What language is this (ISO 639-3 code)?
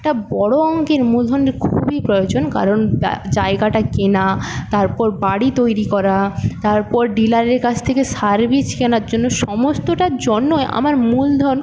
ben